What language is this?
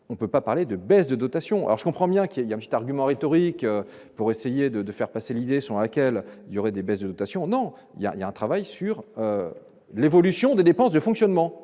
French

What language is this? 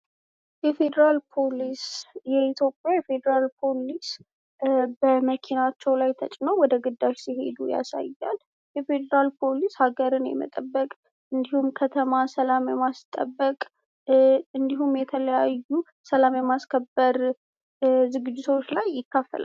Amharic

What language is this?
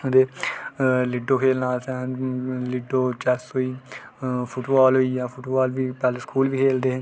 Dogri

